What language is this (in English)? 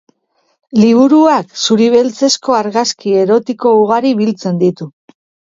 Basque